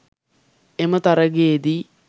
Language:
Sinhala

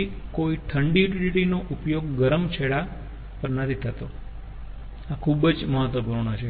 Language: Gujarati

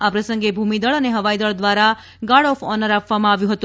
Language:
Gujarati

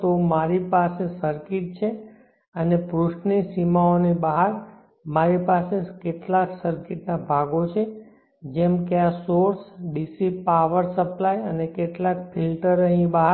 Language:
Gujarati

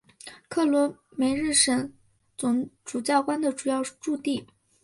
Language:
Chinese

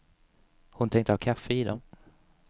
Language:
Swedish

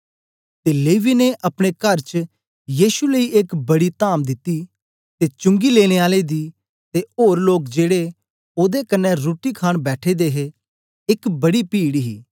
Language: Dogri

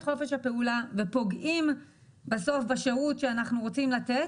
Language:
Hebrew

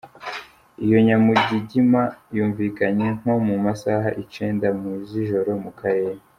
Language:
Kinyarwanda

